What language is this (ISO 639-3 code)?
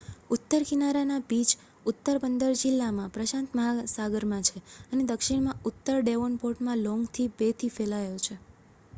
guj